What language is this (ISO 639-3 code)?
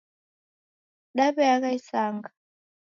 dav